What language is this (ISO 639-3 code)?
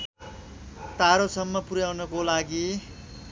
nep